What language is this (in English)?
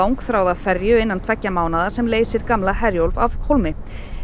Icelandic